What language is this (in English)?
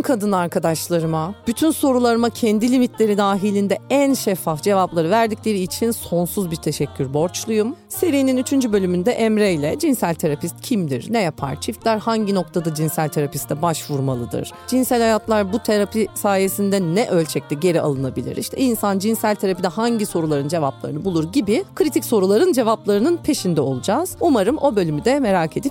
Turkish